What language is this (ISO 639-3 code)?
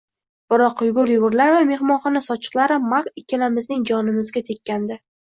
uzb